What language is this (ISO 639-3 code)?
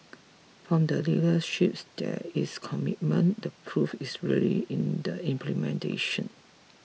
eng